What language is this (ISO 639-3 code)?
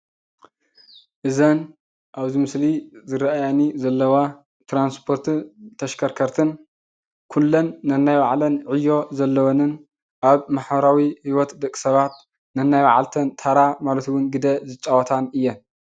tir